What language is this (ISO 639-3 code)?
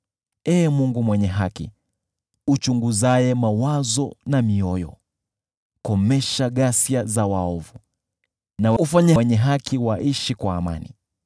swa